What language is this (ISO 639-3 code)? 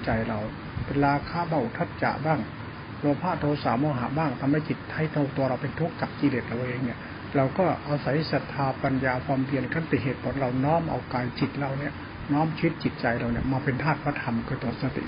tha